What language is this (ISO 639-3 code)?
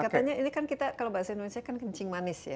ind